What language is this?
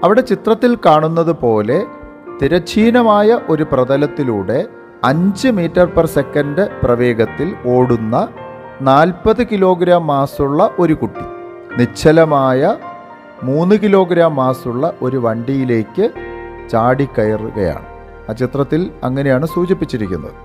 Malayalam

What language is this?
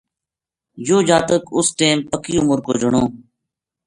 Gujari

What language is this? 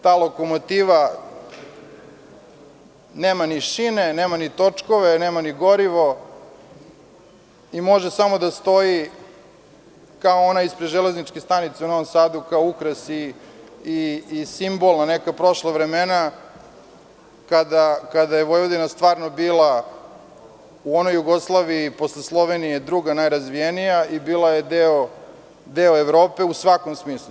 Serbian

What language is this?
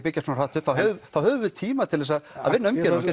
Icelandic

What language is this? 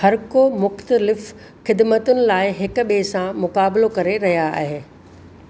Sindhi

